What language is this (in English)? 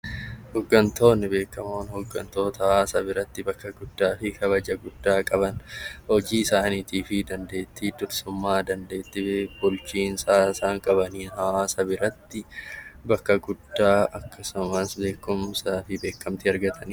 Oromo